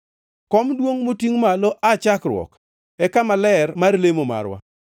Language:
Luo (Kenya and Tanzania)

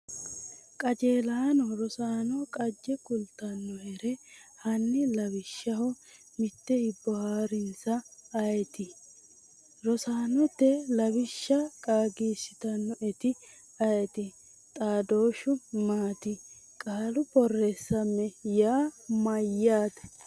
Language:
Sidamo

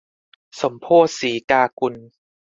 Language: Thai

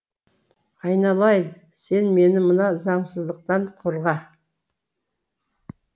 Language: Kazakh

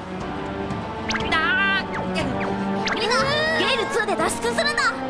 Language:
Japanese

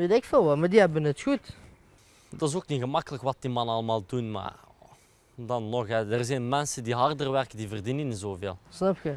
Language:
Dutch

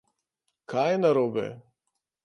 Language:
Slovenian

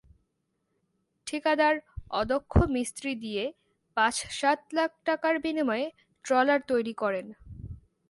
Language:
Bangla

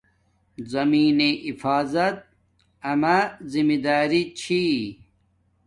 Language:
Domaaki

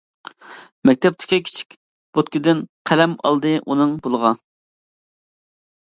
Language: Uyghur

